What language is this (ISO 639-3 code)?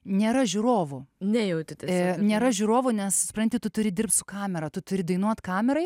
lit